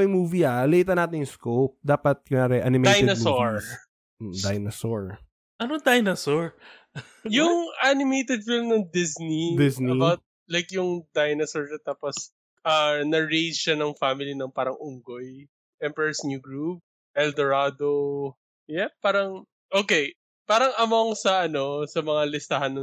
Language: Filipino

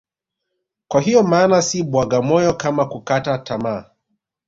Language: Swahili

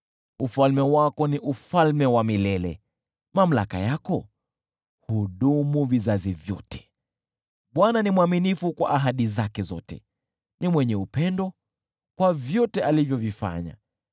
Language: Swahili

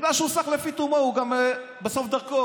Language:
Hebrew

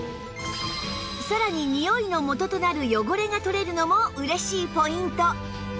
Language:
Japanese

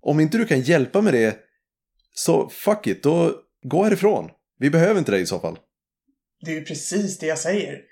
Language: Swedish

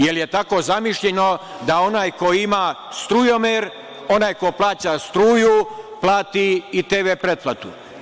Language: Serbian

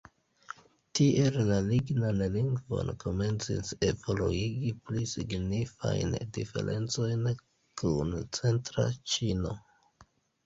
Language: Esperanto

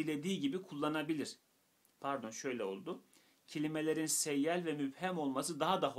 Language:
Turkish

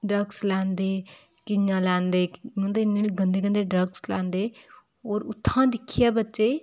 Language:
Dogri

